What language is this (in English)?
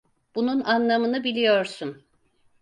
Turkish